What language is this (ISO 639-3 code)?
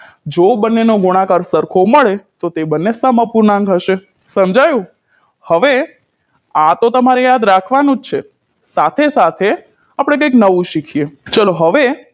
guj